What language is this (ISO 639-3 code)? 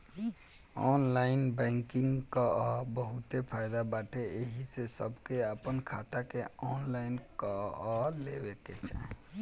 bho